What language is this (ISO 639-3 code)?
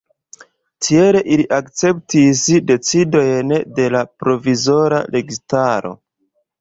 epo